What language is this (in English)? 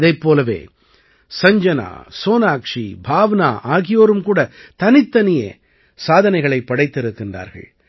Tamil